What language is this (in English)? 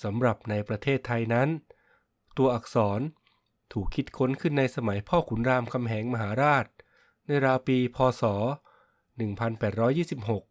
Thai